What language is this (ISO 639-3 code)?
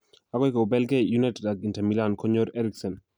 kln